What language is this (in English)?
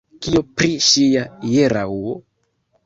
Esperanto